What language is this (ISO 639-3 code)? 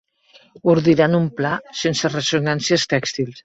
cat